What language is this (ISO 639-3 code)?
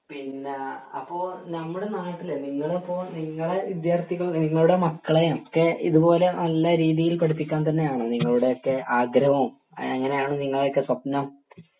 mal